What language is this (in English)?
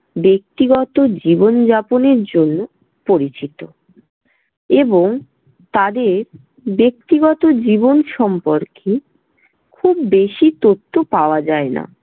Bangla